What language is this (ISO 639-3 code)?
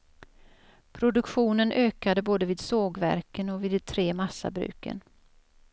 swe